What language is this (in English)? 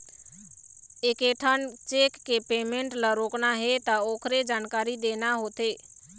Chhattisgarhi